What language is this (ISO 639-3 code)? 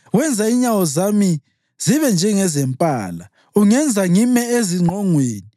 nde